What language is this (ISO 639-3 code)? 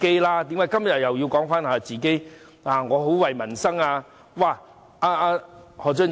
yue